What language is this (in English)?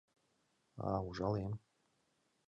Mari